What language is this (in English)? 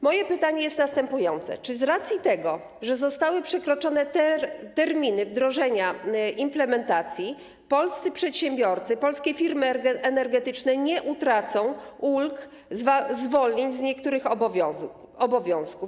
Polish